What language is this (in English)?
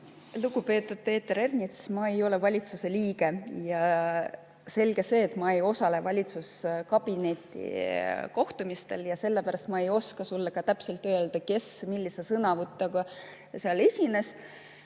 Estonian